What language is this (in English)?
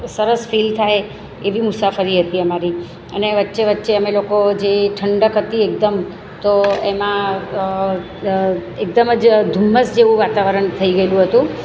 Gujarati